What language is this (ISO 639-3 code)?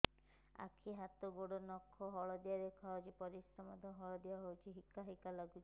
ori